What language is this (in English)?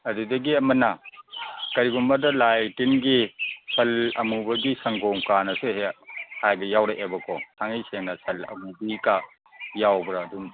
Manipuri